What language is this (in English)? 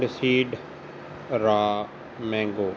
Punjabi